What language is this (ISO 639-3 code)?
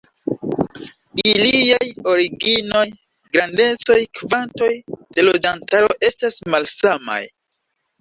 epo